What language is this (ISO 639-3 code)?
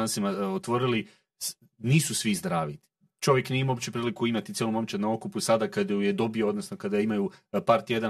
hrv